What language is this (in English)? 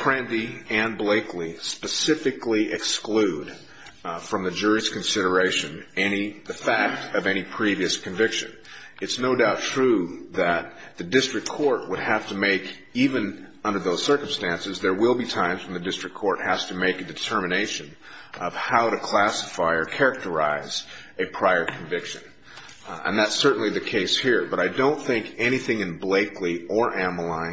English